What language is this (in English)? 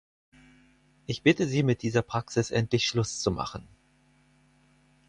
German